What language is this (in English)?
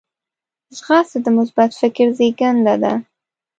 Pashto